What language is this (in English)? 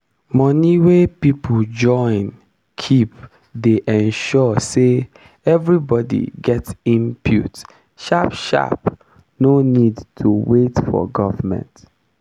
Nigerian Pidgin